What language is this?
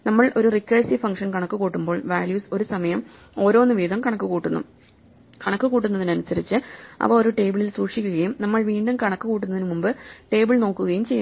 Malayalam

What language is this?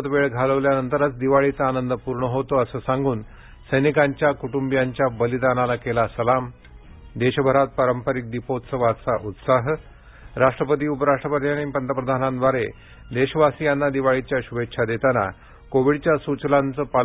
Marathi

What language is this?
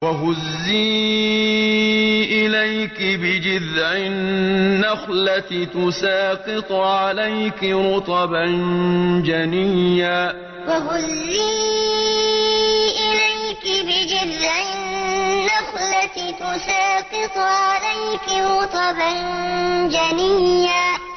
Arabic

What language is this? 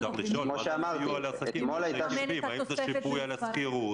Hebrew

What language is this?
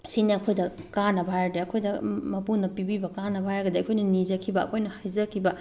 Manipuri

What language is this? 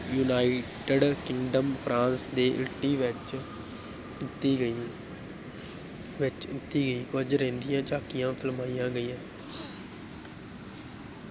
Punjabi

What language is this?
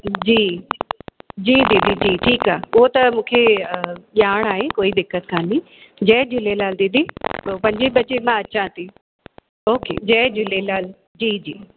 Sindhi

